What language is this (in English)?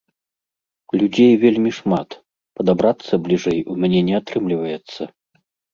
Belarusian